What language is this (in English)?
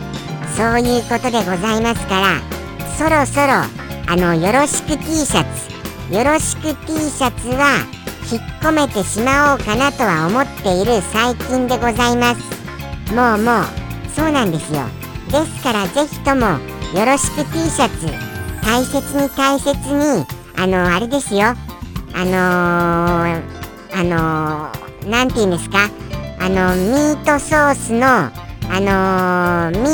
Japanese